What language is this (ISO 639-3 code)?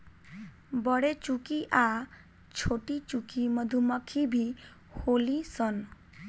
bho